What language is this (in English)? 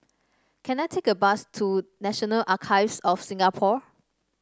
English